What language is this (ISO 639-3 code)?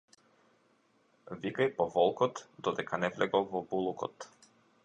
mkd